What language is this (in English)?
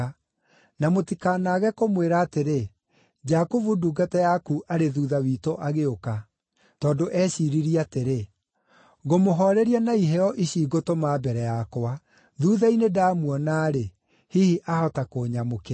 Kikuyu